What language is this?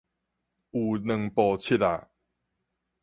Min Nan Chinese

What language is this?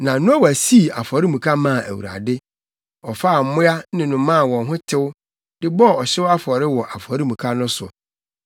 Akan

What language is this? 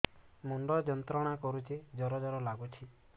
Odia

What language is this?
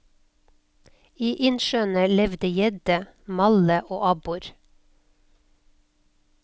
Norwegian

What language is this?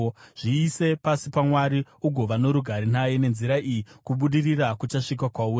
Shona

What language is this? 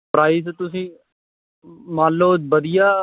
Punjabi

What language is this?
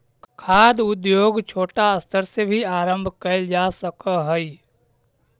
Magahi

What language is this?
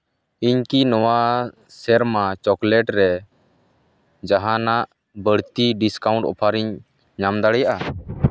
Santali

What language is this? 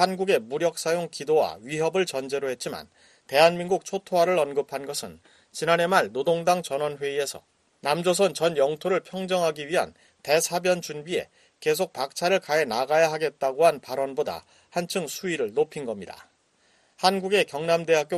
Korean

